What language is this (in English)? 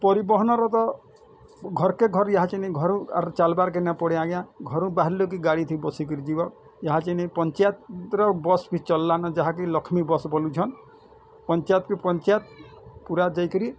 Odia